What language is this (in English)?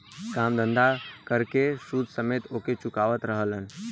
Bhojpuri